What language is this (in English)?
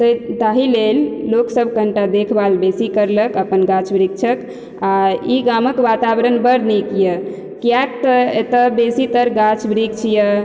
Maithili